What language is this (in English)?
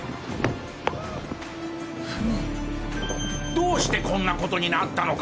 Japanese